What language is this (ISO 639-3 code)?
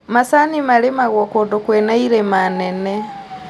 kik